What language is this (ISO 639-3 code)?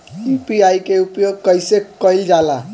bho